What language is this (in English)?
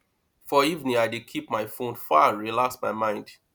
Nigerian Pidgin